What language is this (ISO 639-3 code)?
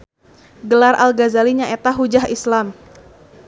sun